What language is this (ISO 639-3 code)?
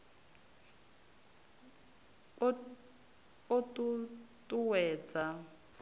ven